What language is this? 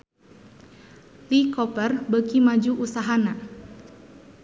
Sundanese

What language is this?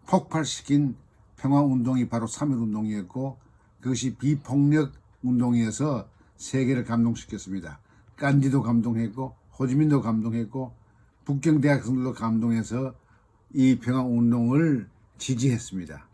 Korean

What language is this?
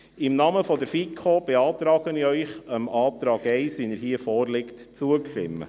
Swiss German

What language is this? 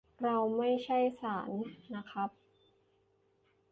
Thai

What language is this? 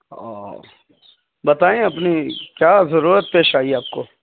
Urdu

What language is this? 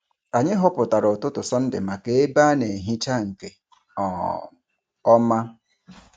Igbo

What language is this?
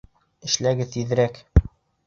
Bashkir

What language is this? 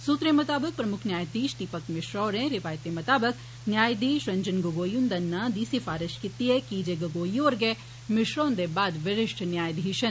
Dogri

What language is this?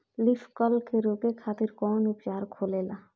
Bhojpuri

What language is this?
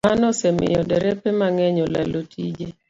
Luo (Kenya and Tanzania)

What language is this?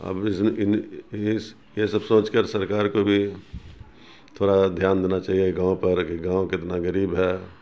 Urdu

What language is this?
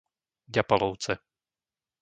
Slovak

